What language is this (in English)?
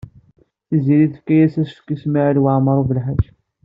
Kabyle